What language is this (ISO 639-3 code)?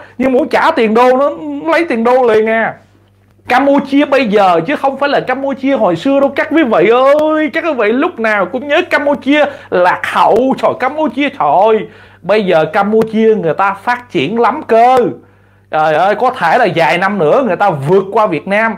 vie